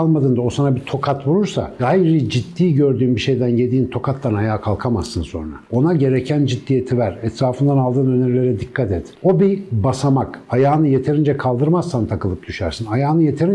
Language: Turkish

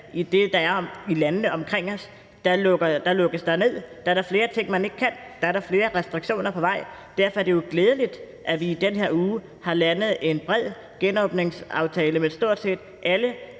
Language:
Danish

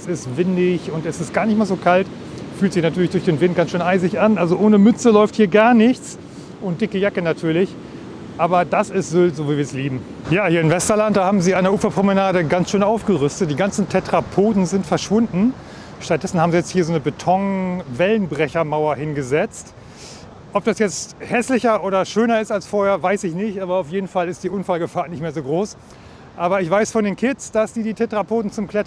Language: German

